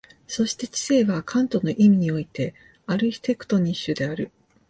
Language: Japanese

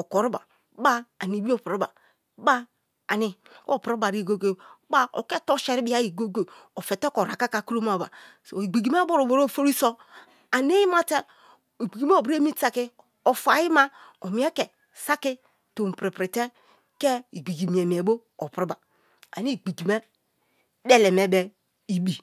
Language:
Kalabari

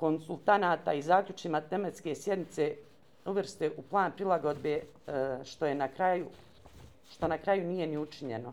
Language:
Croatian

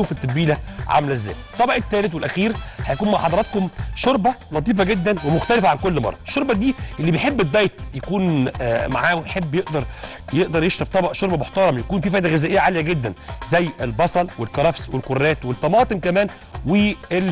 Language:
Arabic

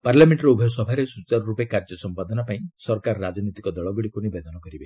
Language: Odia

